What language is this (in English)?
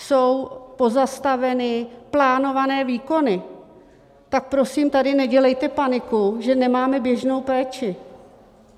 Czech